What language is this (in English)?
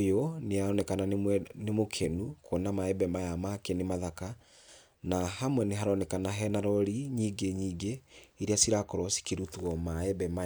Kikuyu